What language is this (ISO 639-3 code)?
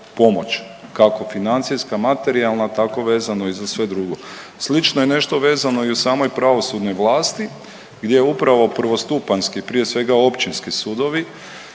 hrv